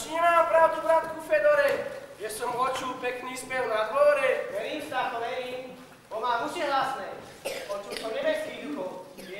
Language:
Czech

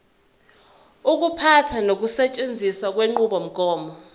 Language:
Zulu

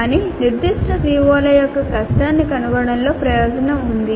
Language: Telugu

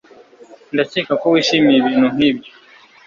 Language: Kinyarwanda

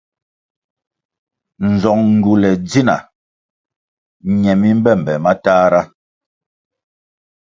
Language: Kwasio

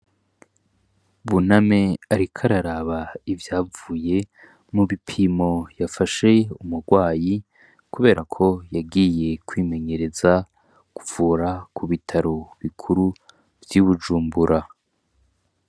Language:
Rundi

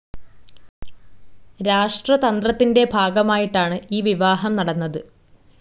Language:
Malayalam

